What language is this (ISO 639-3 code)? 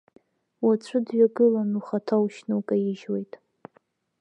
abk